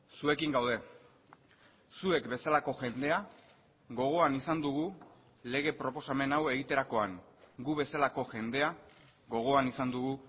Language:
Basque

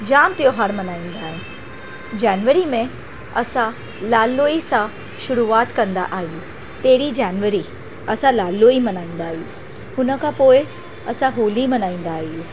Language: Sindhi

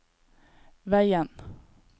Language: Norwegian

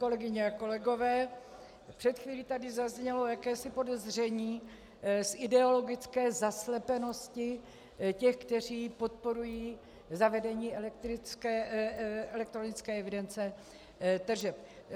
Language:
Czech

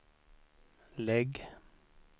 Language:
Swedish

